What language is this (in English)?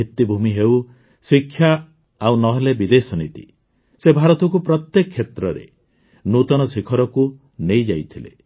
Odia